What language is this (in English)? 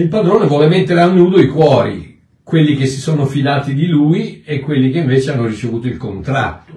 Italian